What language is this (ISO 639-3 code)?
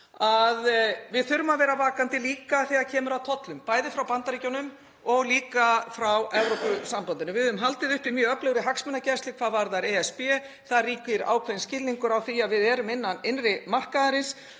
isl